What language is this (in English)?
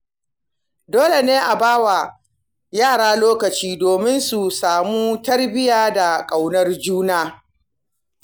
Hausa